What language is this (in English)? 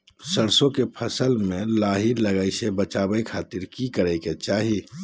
Magahi